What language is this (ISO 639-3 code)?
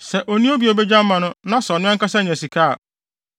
aka